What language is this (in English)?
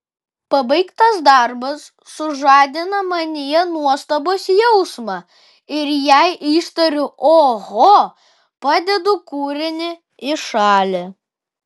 Lithuanian